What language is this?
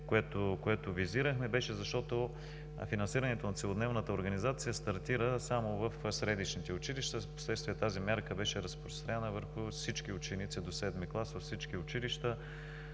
Bulgarian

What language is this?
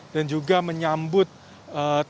Indonesian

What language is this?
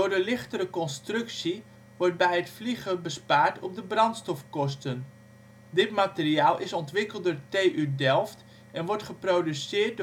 Dutch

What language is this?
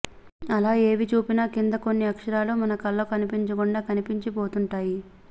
Telugu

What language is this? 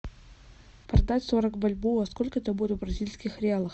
Russian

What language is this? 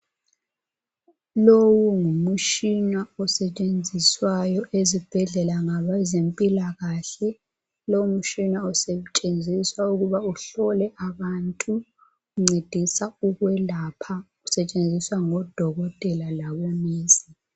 North Ndebele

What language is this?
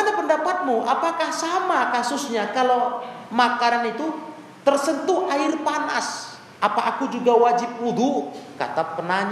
Indonesian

